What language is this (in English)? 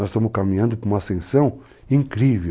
Portuguese